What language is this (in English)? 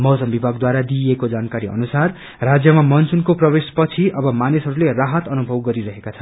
Nepali